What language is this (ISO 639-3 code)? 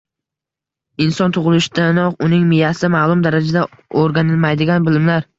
uzb